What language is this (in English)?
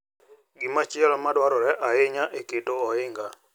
Luo (Kenya and Tanzania)